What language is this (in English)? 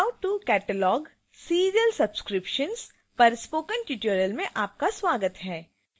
Hindi